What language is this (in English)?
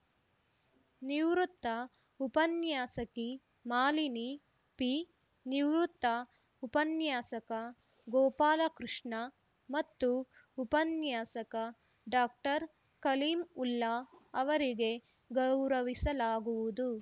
Kannada